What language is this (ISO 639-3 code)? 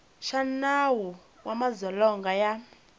tso